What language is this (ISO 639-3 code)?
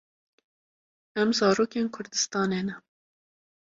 kur